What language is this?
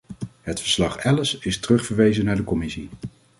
Dutch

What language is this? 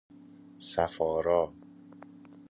Persian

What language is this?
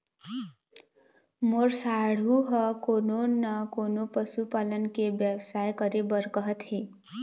Chhattisgarhi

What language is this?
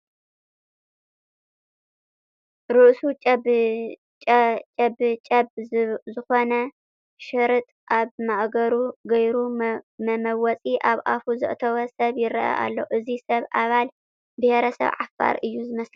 Tigrinya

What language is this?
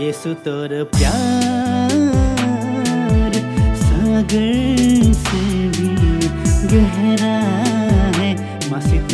Romanian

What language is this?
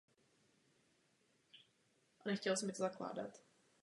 Czech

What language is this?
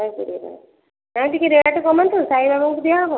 Odia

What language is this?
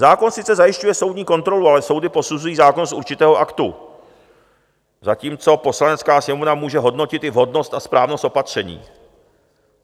Czech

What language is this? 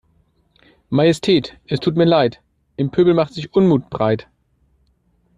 German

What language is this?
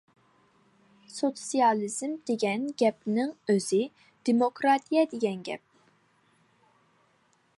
Uyghur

